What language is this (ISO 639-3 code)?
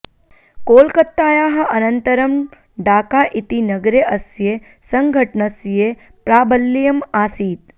san